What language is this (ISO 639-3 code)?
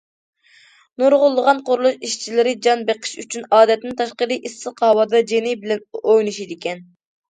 uig